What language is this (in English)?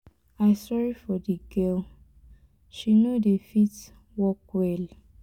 Nigerian Pidgin